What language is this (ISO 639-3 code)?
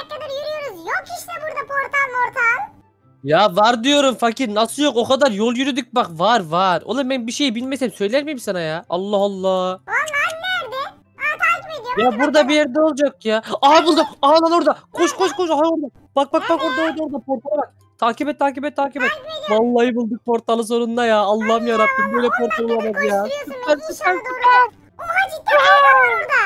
tur